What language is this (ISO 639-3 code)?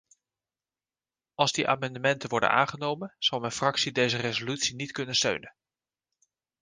nld